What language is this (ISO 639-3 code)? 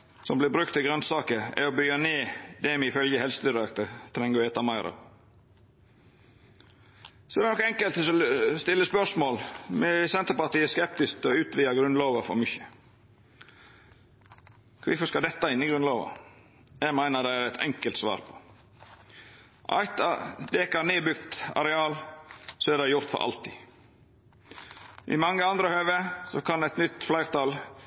nno